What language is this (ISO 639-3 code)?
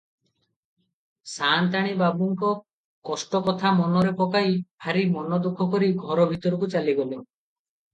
ori